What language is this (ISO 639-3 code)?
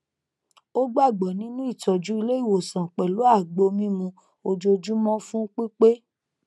yor